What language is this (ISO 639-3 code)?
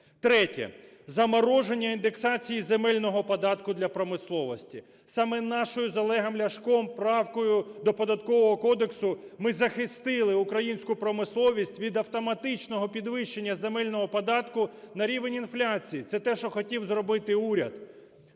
ukr